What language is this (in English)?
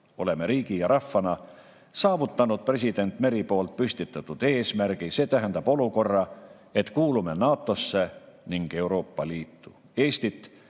Estonian